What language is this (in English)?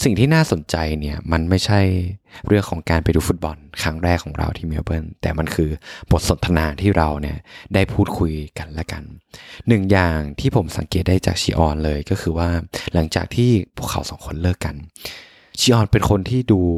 Thai